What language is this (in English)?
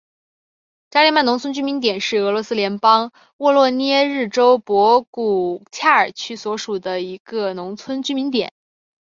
Chinese